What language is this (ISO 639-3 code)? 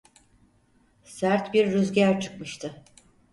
tur